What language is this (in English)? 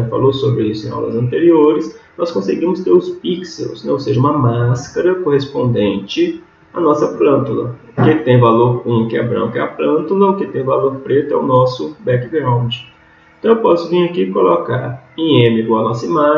Portuguese